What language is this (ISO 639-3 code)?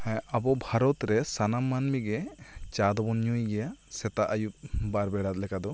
sat